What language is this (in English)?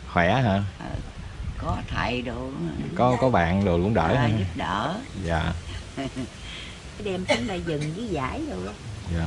Vietnamese